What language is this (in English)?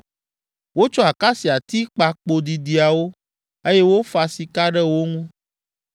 Ewe